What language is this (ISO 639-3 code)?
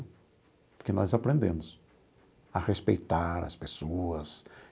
por